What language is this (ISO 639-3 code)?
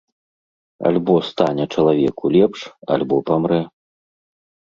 bel